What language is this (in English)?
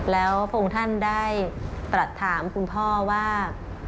Thai